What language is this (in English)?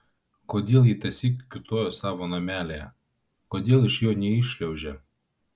Lithuanian